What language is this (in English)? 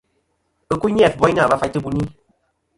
Kom